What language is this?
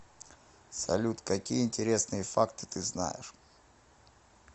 Russian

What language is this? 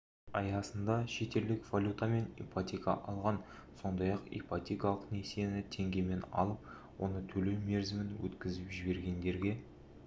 Kazakh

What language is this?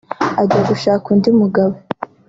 Kinyarwanda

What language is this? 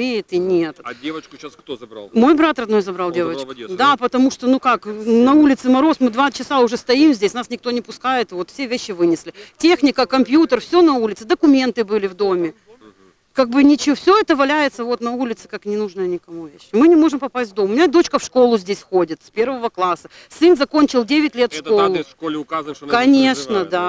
Russian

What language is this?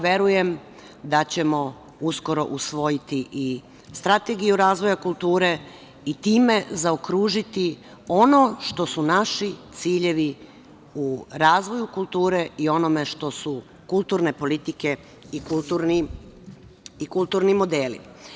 Serbian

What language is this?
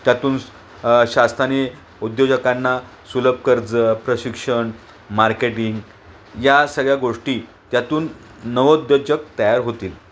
Marathi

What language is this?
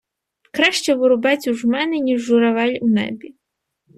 Ukrainian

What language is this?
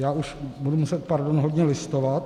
Czech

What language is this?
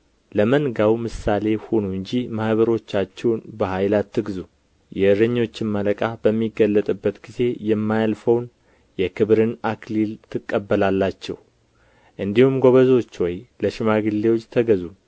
Amharic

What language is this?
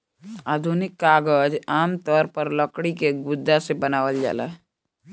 Bhojpuri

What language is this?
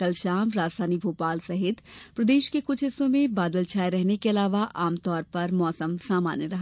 Hindi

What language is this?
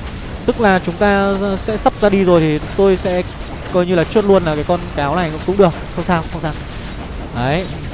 Vietnamese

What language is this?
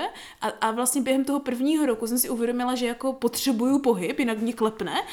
Czech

